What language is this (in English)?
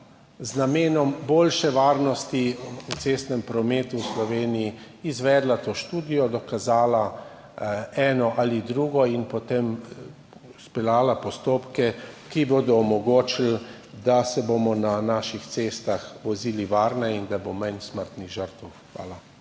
Slovenian